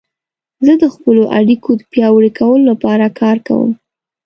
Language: Pashto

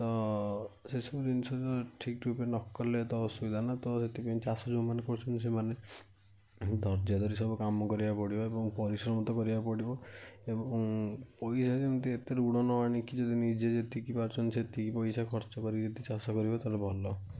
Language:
Odia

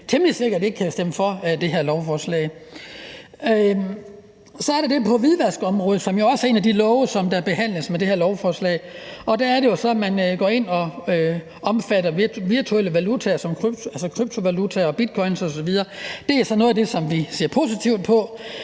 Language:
Danish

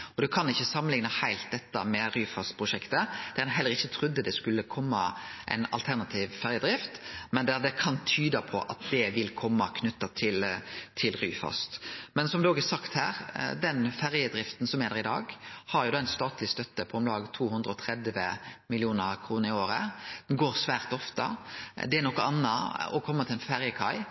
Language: Norwegian Nynorsk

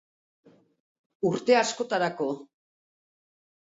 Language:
Basque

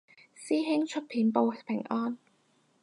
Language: Cantonese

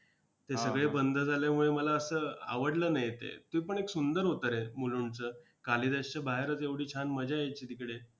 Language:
Marathi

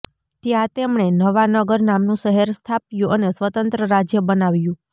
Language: Gujarati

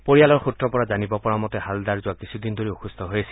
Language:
Assamese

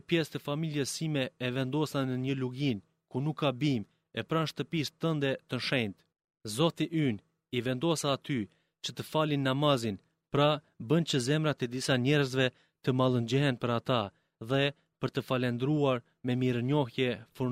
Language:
Greek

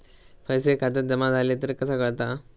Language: Marathi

